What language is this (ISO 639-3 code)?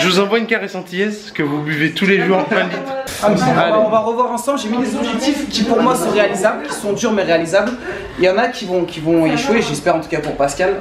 fra